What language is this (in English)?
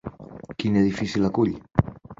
Catalan